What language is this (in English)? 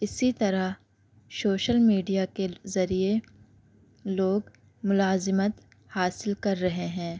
Urdu